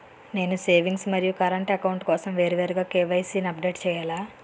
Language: Telugu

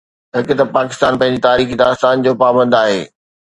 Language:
Sindhi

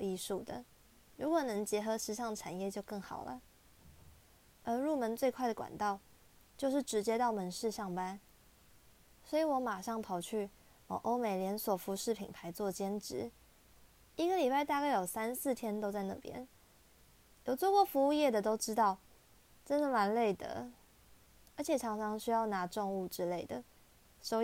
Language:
Chinese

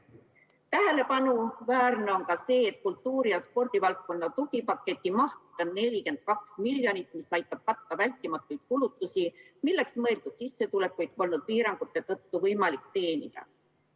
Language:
Estonian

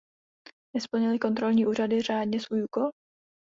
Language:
Czech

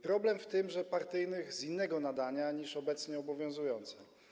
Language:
Polish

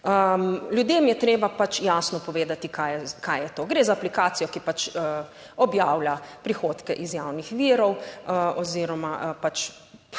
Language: Slovenian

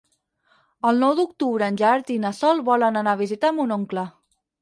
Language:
Catalan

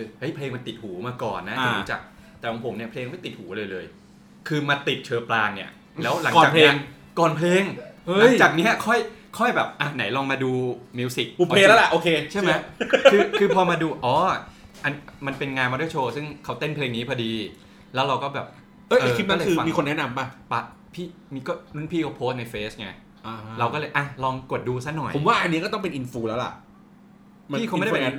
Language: Thai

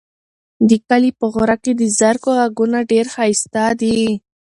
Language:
Pashto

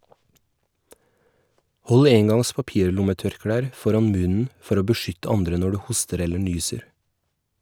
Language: Norwegian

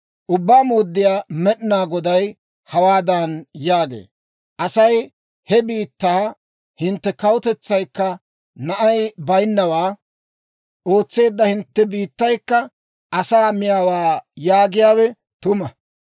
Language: Dawro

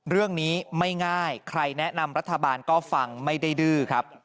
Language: Thai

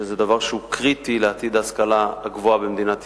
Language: Hebrew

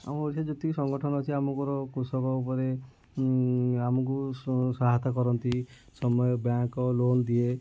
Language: Odia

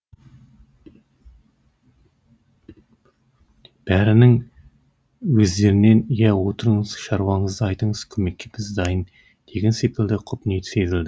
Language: Kazakh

